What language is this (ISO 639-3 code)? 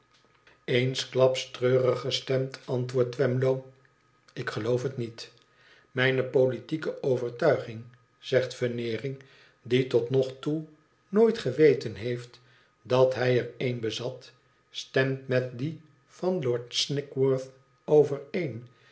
nld